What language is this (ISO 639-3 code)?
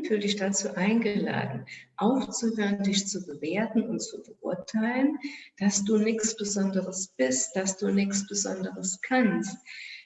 deu